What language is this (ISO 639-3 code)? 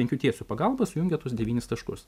lit